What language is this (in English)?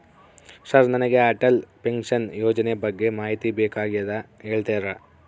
Kannada